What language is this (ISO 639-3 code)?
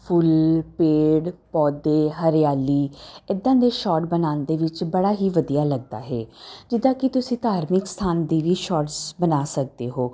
pan